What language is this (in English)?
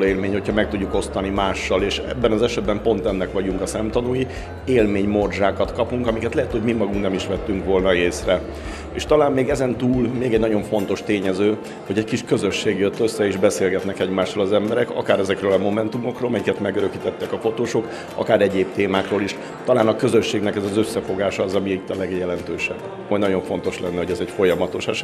Hungarian